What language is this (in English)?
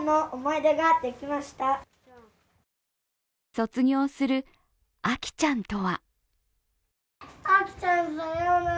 Japanese